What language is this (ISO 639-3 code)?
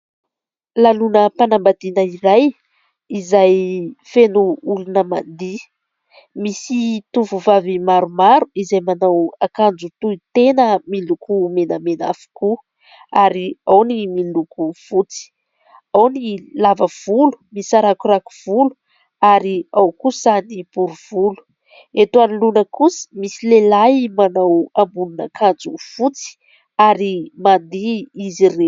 mlg